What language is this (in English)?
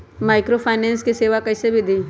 Magahi